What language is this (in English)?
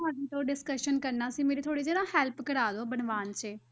Punjabi